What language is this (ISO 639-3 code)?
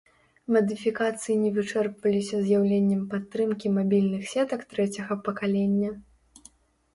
bel